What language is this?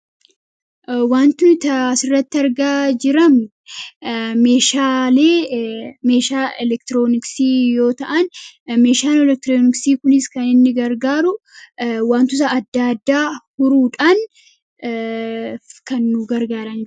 Oromo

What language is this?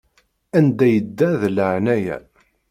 Kabyle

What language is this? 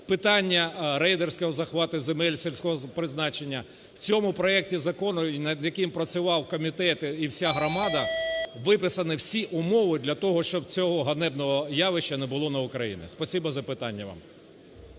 Ukrainian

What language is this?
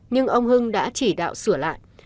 Vietnamese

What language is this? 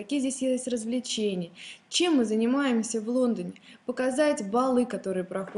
Russian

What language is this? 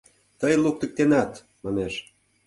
Mari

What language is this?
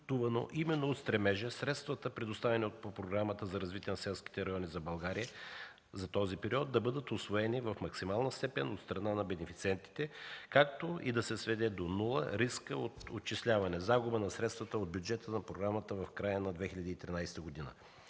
Bulgarian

